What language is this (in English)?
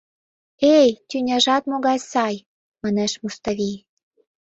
Mari